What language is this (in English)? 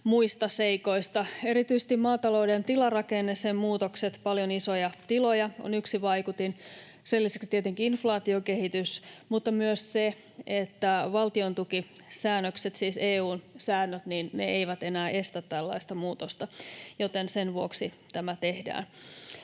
Finnish